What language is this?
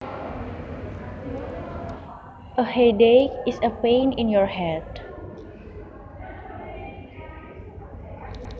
Javanese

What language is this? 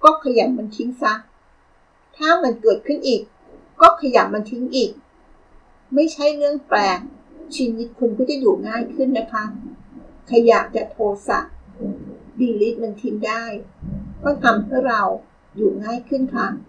Thai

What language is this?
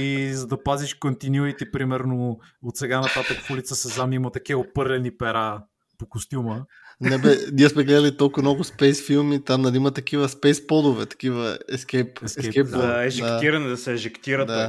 Bulgarian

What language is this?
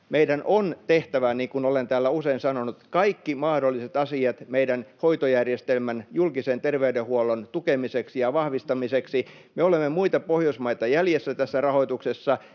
Finnish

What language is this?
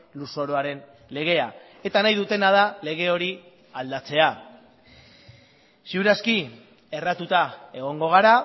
Basque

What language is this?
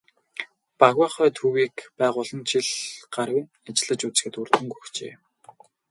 Mongolian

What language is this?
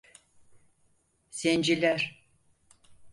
Turkish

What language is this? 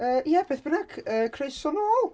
Welsh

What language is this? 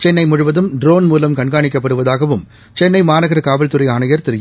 Tamil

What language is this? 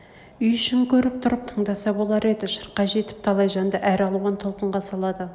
Kazakh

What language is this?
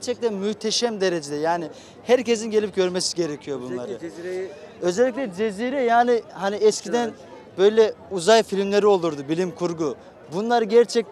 Turkish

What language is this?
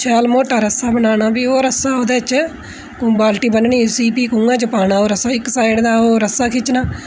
Dogri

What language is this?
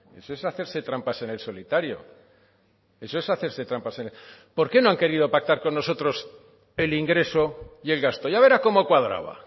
Spanish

